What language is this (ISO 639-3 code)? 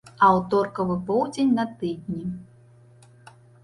bel